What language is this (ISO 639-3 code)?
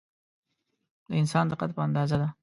pus